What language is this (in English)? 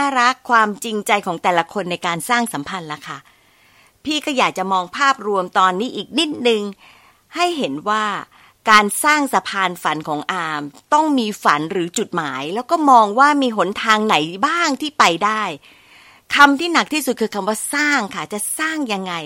Thai